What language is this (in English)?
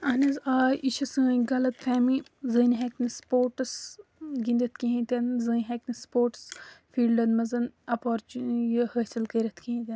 Kashmiri